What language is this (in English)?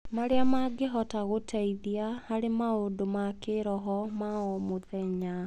Kikuyu